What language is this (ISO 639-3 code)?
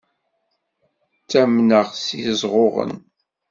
kab